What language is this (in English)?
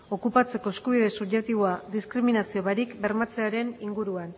Basque